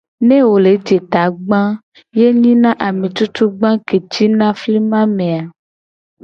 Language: Gen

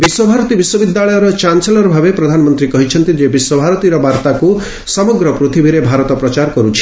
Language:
Odia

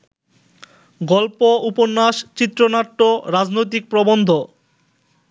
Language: Bangla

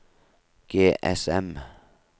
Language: Norwegian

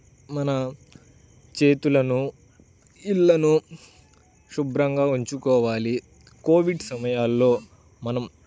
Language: Telugu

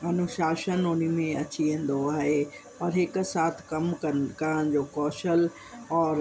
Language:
Sindhi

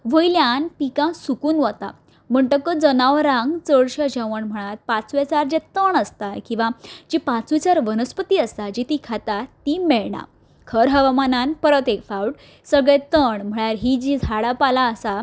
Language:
Konkani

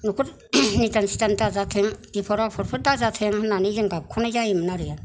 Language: Bodo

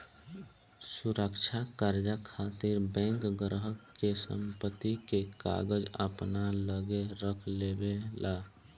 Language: Bhojpuri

